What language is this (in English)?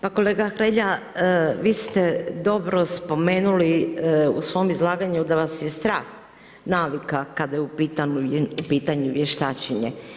Croatian